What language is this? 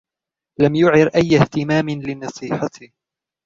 Arabic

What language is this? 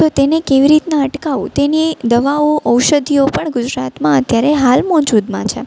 Gujarati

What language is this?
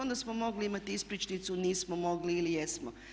Croatian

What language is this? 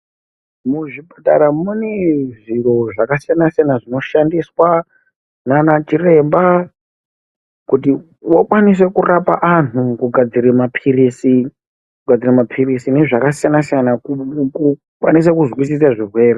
Ndau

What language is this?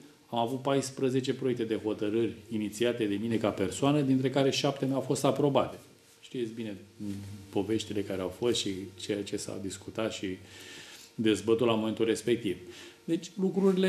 Romanian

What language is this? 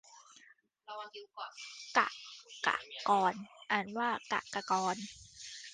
Thai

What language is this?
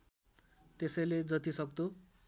Nepali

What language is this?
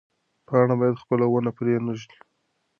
Pashto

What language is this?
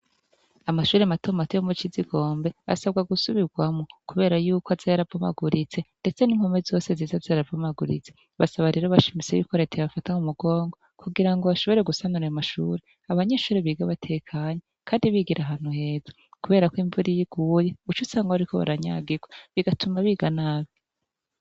Rundi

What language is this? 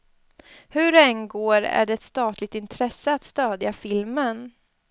Swedish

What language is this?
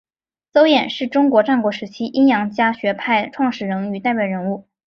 Chinese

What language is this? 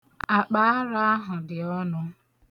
Igbo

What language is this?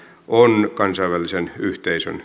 Finnish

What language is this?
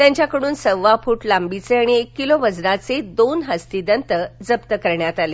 Marathi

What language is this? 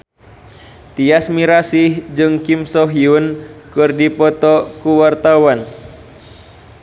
Sundanese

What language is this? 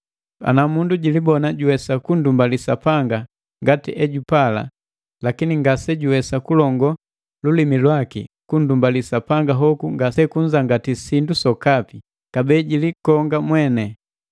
Matengo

